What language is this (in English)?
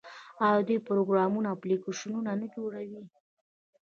Pashto